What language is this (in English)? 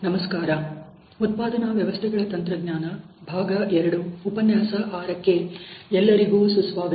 Kannada